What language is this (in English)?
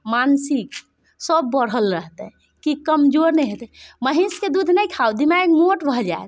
Maithili